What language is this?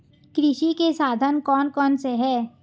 Hindi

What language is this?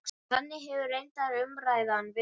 Icelandic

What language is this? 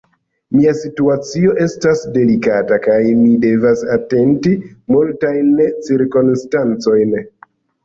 Esperanto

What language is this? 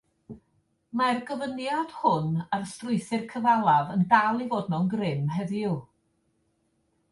Welsh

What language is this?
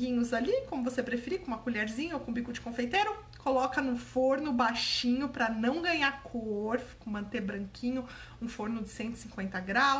Portuguese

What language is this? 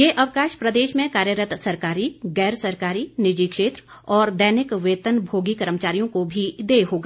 Hindi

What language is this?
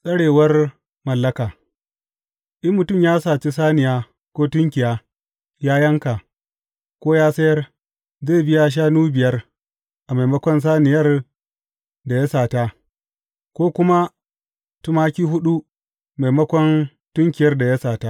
Hausa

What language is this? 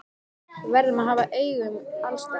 Icelandic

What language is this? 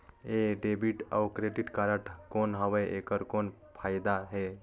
Chhattisgarhi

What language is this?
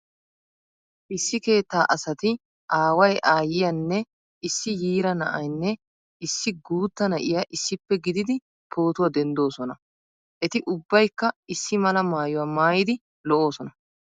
Wolaytta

